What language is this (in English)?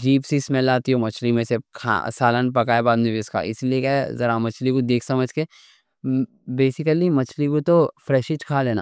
Deccan